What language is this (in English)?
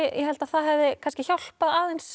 Icelandic